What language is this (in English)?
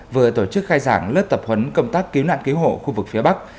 Vietnamese